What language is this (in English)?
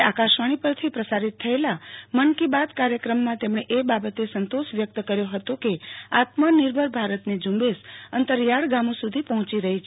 Gujarati